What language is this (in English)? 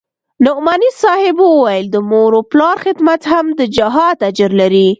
Pashto